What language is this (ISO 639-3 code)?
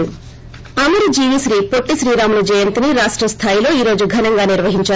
tel